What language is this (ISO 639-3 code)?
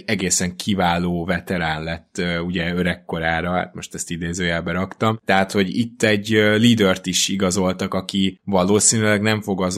hun